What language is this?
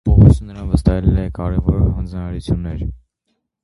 Armenian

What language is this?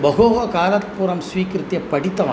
Sanskrit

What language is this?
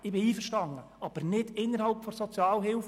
Swiss German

